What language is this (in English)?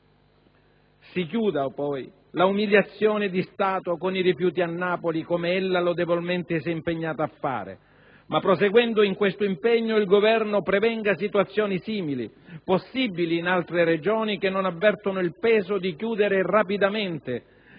Italian